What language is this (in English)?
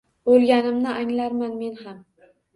Uzbek